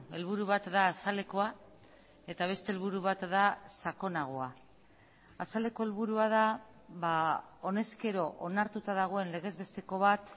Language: Basque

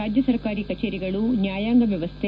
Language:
Kannada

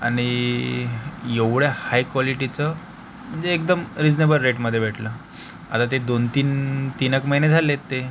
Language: Marathi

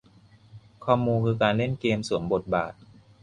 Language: Thai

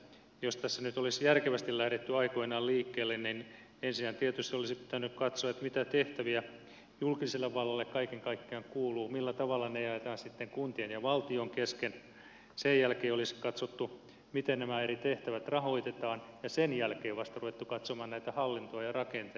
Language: Finnish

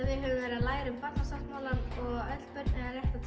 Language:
Icelandic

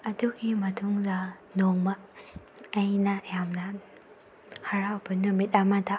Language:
Manipuri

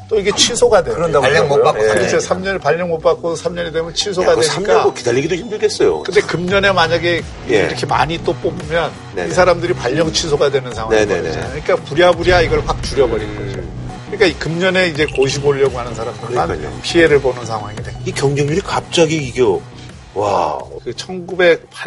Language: Korean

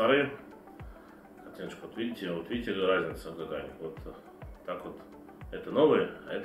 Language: Russian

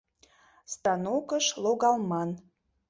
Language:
Mari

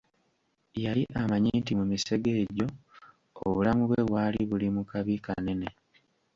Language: Ganda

